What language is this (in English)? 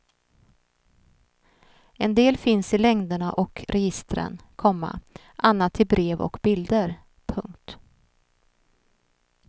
Swedish